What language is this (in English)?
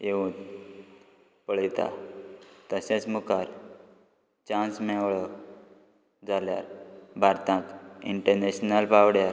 Konkani